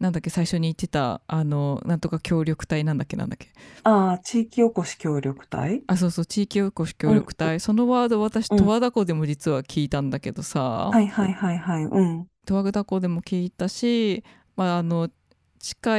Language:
Japanese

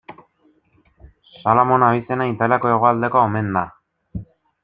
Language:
Basque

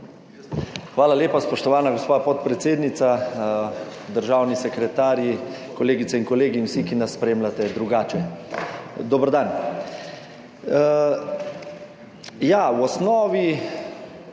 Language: Slovenian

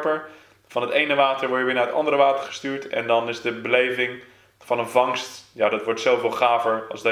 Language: Dutch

